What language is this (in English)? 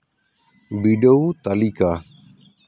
Santali